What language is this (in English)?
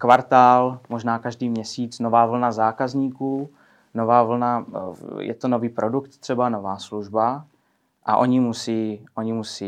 Czech